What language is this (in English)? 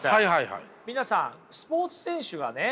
Japanese